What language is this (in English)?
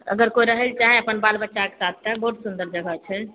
Maithili